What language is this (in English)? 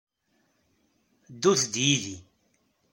Kabyle